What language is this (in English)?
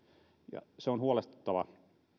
Finnish